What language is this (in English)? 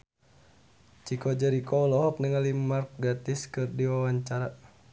Sundanese